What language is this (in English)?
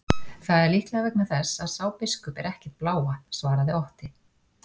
Icelandic